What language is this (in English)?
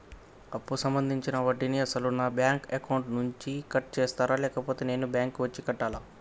Telugu